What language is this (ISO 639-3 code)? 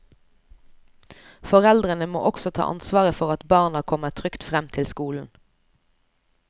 nor